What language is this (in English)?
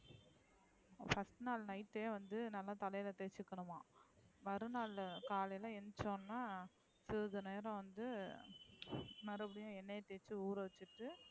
Tamil